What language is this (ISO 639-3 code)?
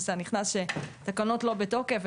heb